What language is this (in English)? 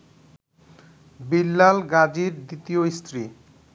Bangla